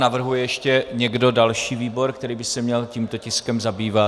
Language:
Czech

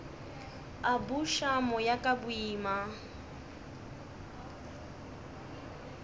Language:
Northern Sotho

